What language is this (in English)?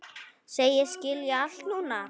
Icelandic